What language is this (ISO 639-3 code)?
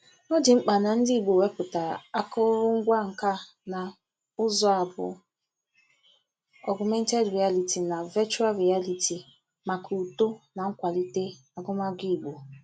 ibo